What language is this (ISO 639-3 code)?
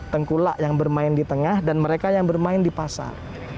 ind